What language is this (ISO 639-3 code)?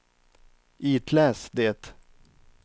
swe